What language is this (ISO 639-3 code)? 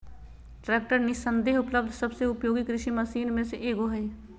mag